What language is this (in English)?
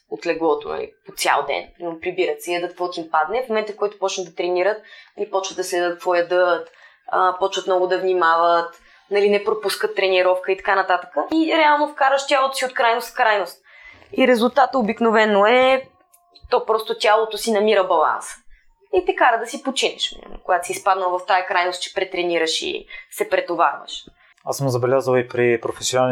Bulgarian